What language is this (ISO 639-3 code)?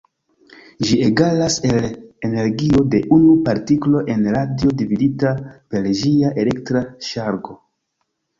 epo